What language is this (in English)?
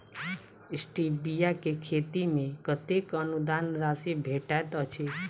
Maithili